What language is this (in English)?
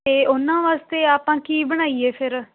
Punjabi